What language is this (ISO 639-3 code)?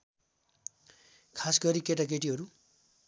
nep